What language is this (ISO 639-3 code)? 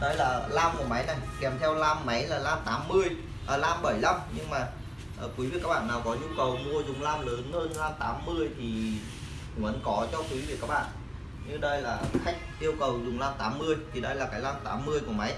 vie